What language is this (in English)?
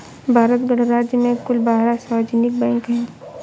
Hindi